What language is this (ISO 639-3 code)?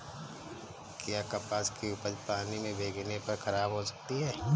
hin